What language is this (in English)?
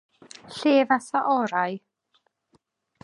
Welsh